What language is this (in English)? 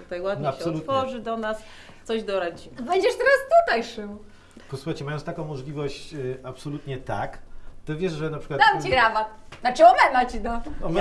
Polish